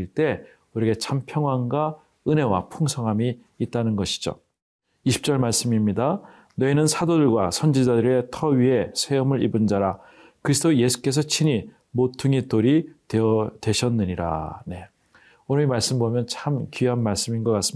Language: Korean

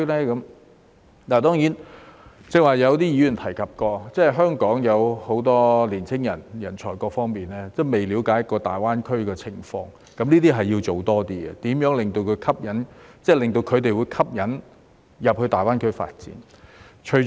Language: Cantonese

